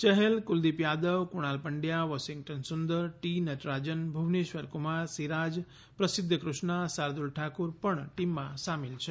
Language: Gujarati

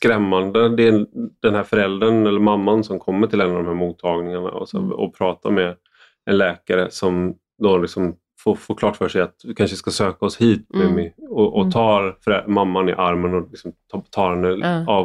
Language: Swedish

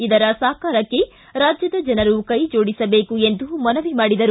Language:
Kannada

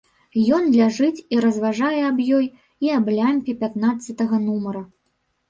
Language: Belarusian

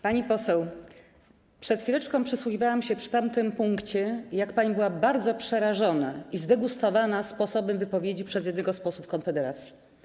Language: Polish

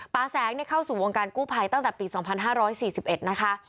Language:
Thai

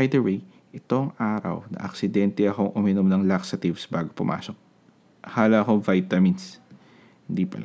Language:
Filipino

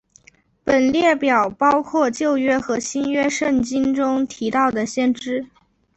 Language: Chinese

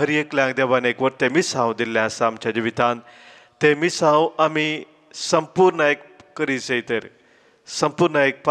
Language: Romanian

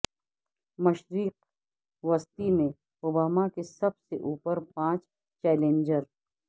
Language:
Urdu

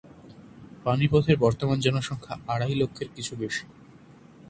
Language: Bangla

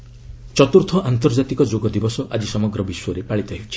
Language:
Odia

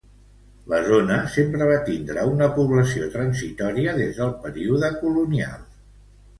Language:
Catalan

